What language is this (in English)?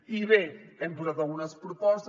Catalan